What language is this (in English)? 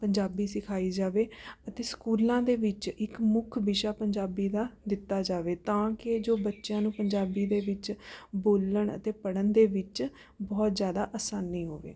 Punjabi